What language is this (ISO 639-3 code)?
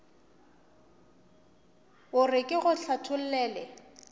nso